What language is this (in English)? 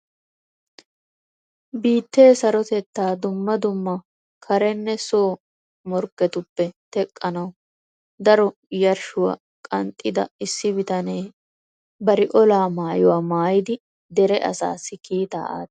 Wolaytta